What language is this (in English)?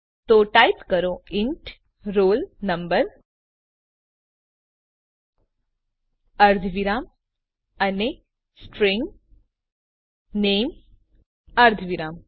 Gujarati